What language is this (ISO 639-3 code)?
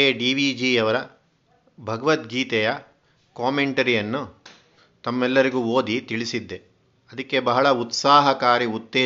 kan